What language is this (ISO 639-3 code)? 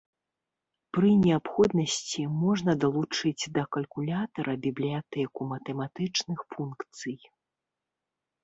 bel